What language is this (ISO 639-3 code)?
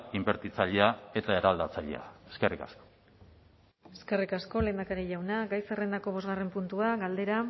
eus